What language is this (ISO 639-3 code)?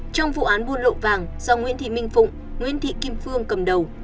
vie